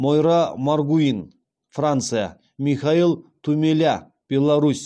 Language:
Kazakh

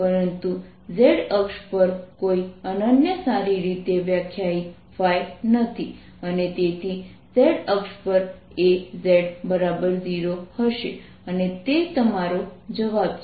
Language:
Gujarati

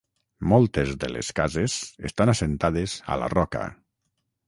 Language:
Catalan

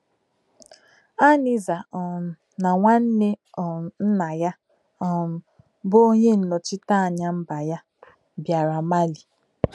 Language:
Igbo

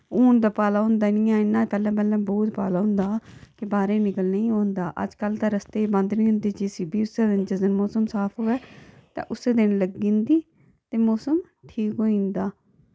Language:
Dogri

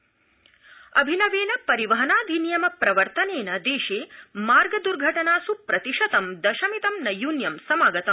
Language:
Sanskrit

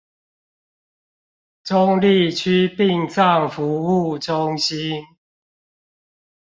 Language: Chinese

